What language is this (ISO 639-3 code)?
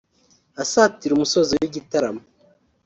kin